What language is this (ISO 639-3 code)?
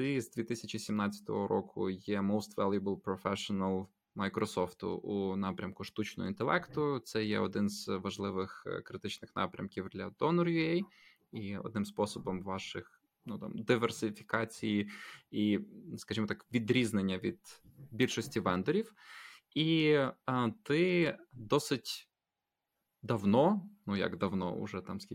ukr